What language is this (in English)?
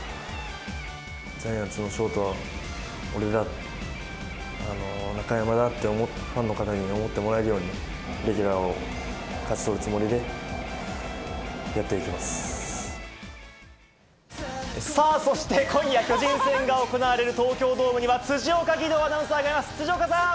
Japanese